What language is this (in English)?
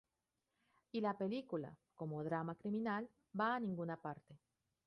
Spanish